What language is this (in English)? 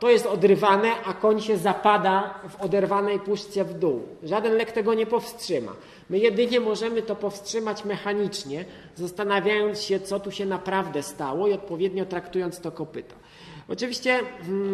Polish